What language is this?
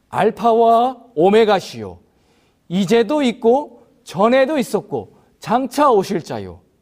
Korean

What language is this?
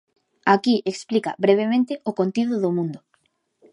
Galician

